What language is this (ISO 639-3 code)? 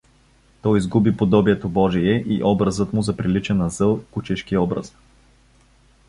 bul